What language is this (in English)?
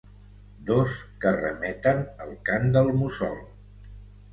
Catalan